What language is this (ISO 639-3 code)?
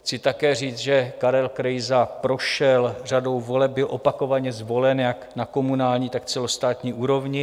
ces